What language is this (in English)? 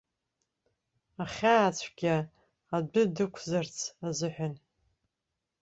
Abkhazian